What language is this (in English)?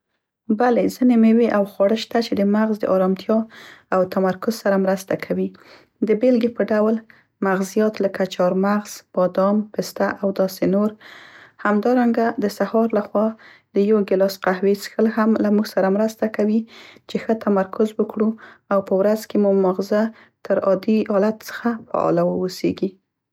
Central Pashto